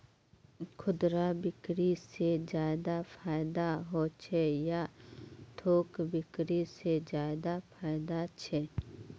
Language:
Magahi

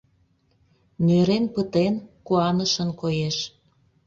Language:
Mari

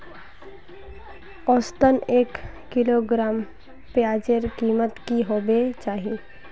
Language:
Magahi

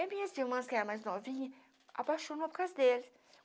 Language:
Portuguese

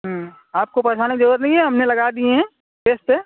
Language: Urdu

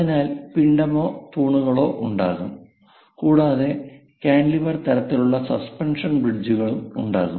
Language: Malayalam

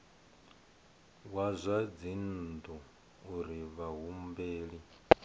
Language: Venda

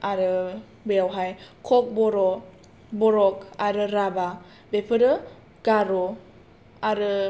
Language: Bodo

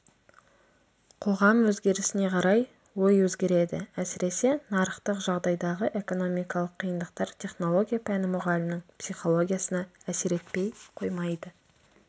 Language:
Kazakh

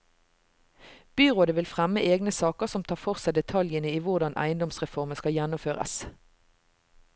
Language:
Norwegian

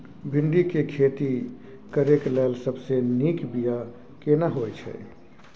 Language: Maithili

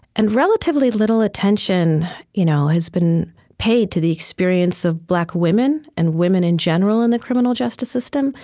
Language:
English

